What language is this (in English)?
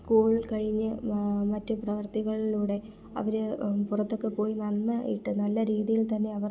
Malayalam